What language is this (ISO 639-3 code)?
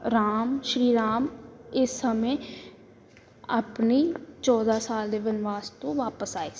pan